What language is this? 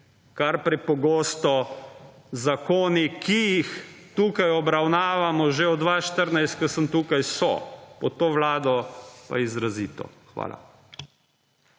Slovenian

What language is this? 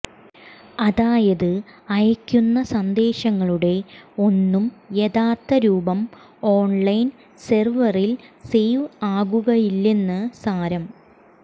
Malayalam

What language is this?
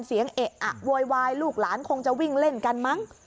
Thai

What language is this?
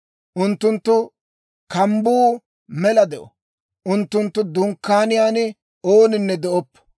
Dawro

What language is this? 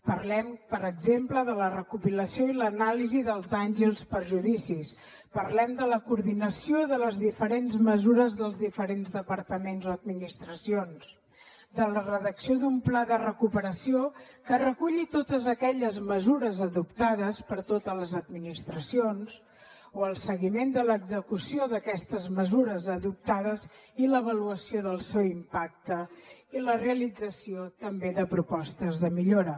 Catalan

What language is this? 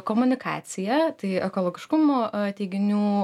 Lithuanian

